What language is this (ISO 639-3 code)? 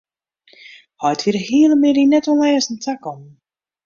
fry